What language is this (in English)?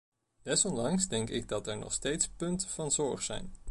Dutch